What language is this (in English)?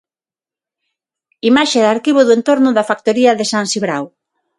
Galician